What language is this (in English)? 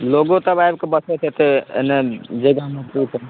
Maithili